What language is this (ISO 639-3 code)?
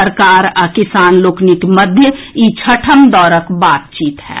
mai